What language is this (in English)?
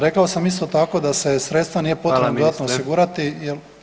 Croatian